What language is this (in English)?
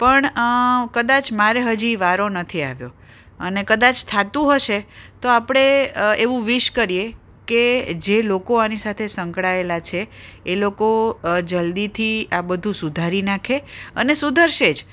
Gujarati